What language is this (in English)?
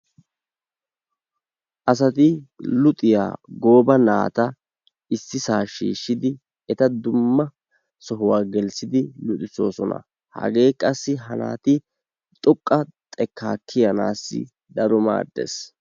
Wolaytta